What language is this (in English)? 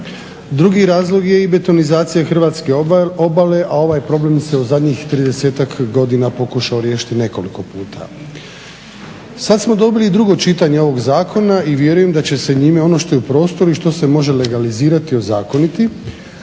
Croatian